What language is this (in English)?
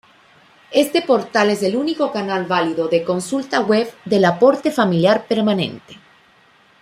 Spanish